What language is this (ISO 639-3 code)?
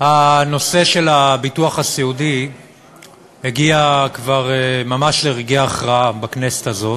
heb